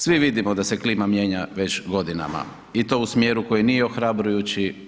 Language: Croatian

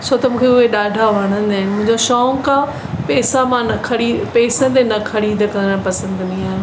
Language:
Sindhi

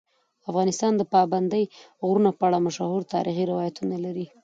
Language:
Pashto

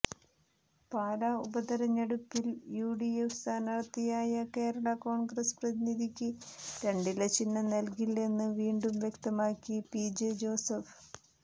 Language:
Malayalam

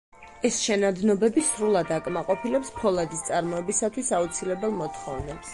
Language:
Georgian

